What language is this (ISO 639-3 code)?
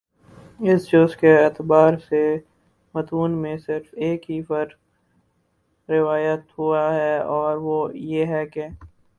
urd